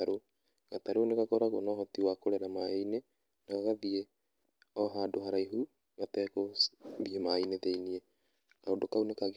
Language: Kikuyu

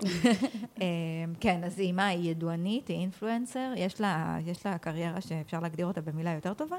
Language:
Hebrew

